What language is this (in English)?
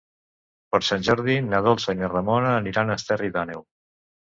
Catalan